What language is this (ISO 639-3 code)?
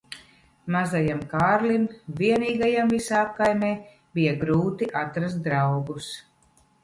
lav